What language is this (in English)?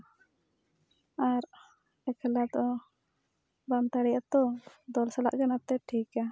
Santali